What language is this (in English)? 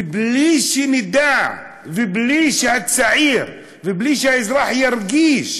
Hebrew